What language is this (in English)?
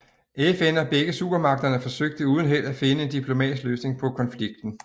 Danish